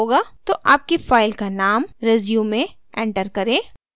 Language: Hindi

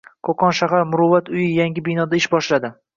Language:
Uzbek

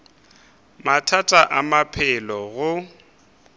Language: Northern Sotho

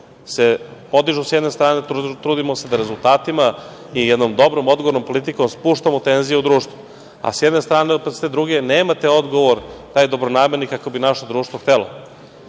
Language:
Serbian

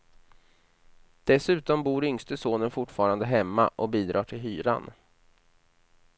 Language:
Swedish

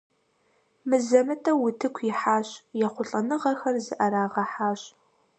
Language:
Kabardian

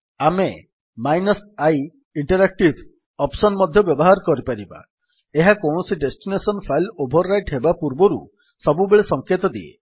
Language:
Odia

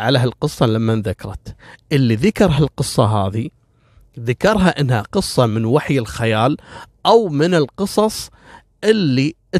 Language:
Arabic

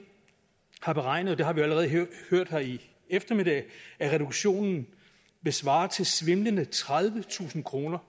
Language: Danish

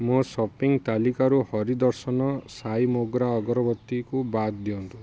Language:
Odia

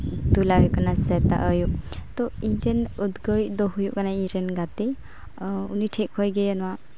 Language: Santali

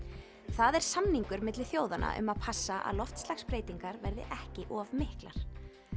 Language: Icelandic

